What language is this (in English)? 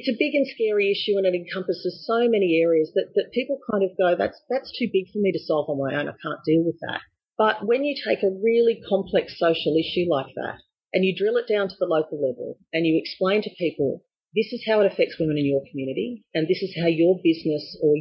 English